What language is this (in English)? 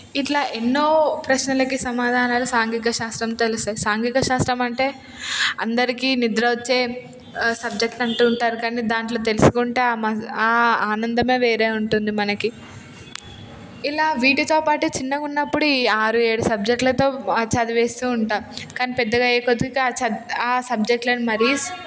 Telugu